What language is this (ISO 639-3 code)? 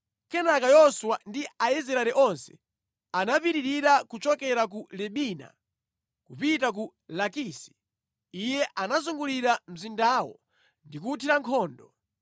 nya